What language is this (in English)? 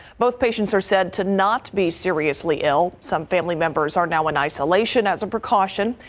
English